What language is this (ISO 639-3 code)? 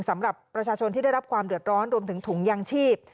tha